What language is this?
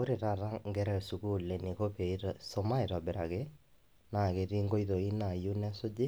Masai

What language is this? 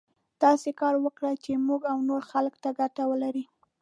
Pashto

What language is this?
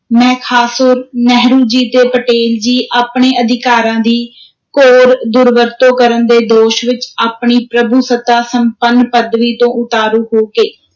Punjabi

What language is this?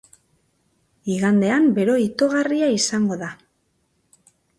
Basque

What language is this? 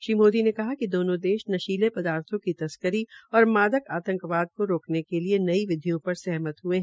Hindi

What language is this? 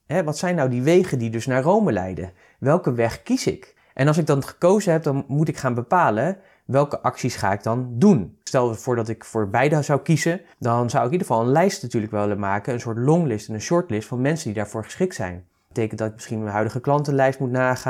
Dutch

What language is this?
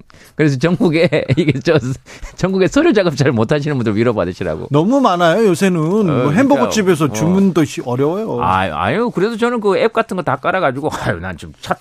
Korean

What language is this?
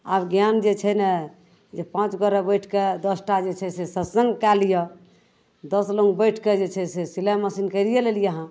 Maithili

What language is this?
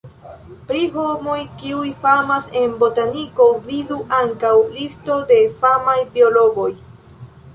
Esperanto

